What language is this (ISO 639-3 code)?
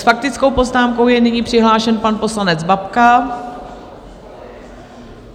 ces